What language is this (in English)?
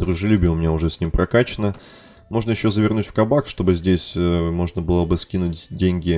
Russian